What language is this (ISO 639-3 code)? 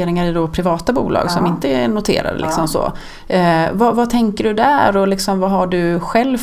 swe